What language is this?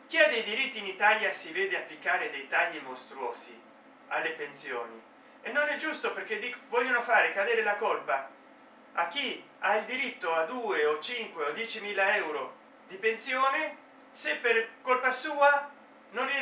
Italian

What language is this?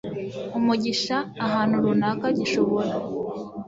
Kinyarwanda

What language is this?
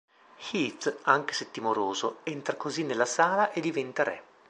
Italian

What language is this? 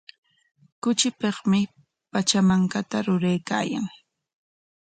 Corongo Ancash Quechua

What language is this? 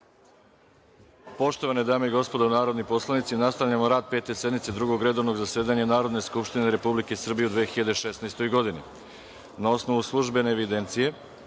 Serbian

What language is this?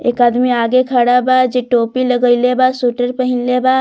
Bhojpuri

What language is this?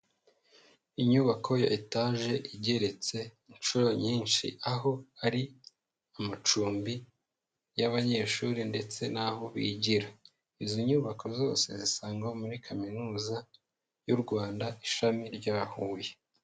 Kinyarwanda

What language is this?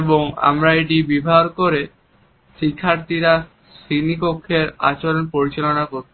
Bangla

